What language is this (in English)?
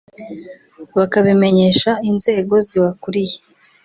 Kinyarwanda